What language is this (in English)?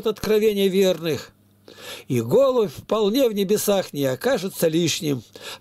Russian